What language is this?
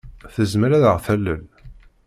Kabyle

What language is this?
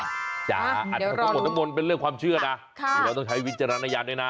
Thai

